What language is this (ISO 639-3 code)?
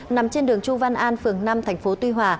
vie